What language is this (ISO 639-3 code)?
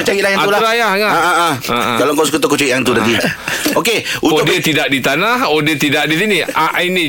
msa